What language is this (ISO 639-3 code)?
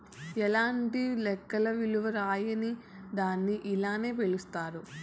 tel